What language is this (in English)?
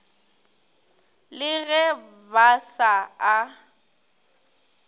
Northern Sotho